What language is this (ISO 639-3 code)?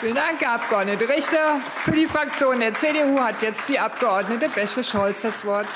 deu